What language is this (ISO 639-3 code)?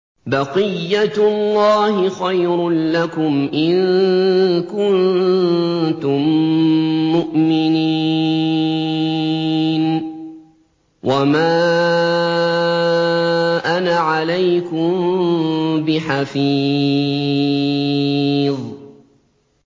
ara